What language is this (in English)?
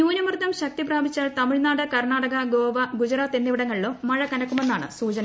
Malayalam